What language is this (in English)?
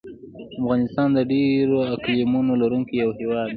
Pashto